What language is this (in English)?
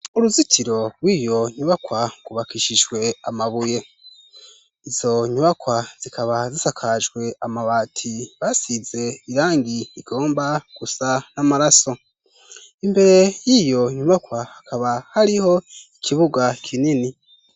Rundi